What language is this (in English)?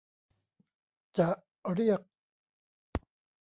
Thai